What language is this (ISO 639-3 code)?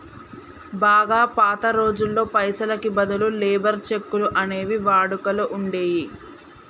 tel